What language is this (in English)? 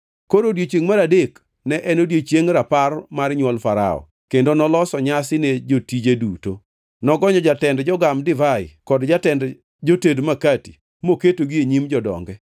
Luo (Kenya and Tanzania)